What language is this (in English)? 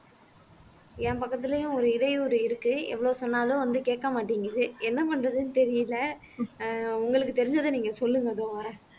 Tamil